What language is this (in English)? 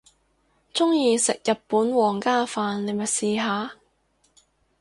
Cantonese